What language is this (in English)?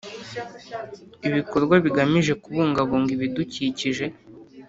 Kinyarwanda